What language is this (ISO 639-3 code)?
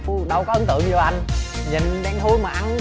vie